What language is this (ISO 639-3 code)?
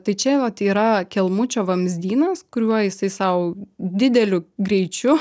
lit